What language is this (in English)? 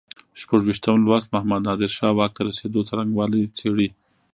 Pashto